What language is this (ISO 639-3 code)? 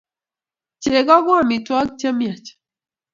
kln